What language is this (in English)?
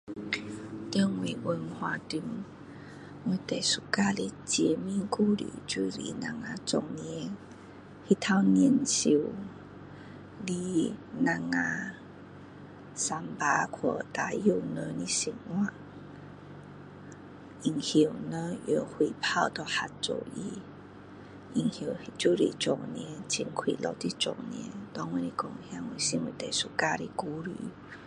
Min Dong Chinese